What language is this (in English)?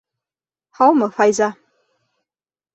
Bashkir